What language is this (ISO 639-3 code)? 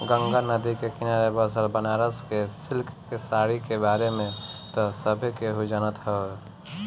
bho